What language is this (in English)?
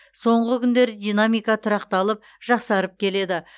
Kazakh